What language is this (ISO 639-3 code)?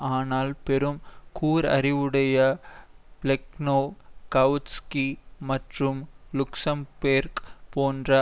tam